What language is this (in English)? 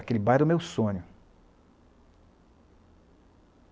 Portuguese